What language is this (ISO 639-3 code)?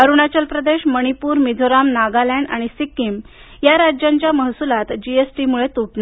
mar